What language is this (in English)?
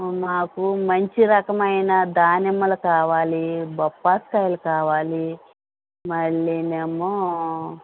Telugu